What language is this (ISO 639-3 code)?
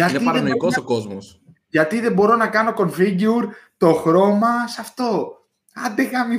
ell